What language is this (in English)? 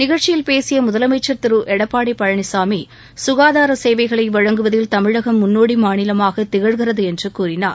Tamil